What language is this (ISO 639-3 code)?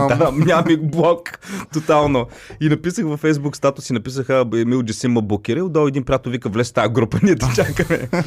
bul